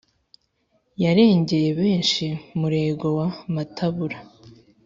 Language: Kinyarwanda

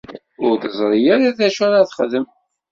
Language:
Kabyle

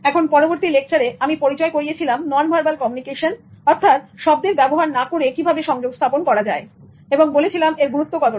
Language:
Bangla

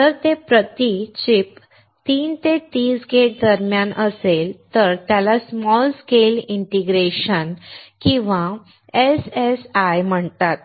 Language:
Marathi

